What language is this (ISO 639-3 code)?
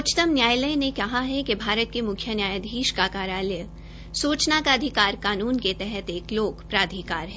hin